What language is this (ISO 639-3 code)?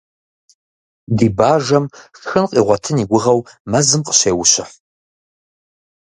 kbd